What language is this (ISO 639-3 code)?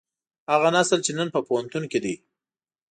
pus